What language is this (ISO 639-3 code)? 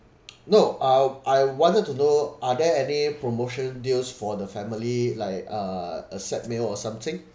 eng